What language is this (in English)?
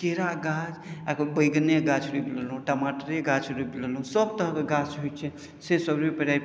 Maithili